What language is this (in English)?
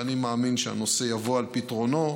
Hebrew